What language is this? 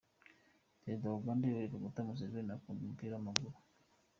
Kinyarwanda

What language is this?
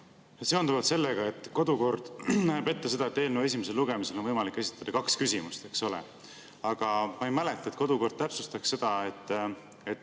Estonian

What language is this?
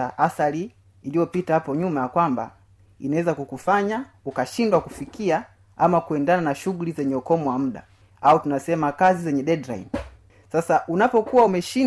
Swahili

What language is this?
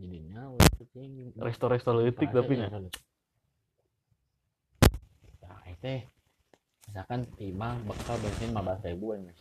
Indonesian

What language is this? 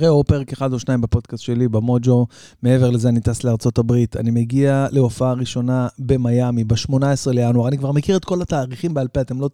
Hebrew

